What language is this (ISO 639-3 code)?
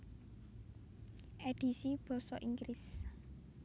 jav